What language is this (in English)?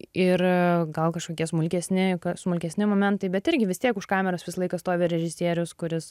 Lithuanian